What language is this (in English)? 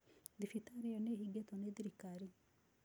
Kikuyu